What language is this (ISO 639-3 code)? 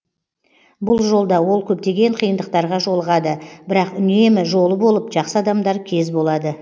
kaz